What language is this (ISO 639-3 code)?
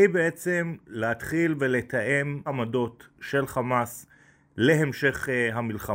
heb